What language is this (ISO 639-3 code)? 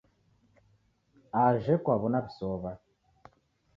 dav